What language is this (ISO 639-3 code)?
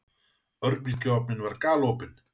isl